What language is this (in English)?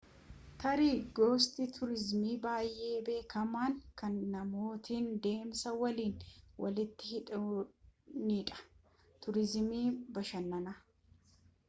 Oromo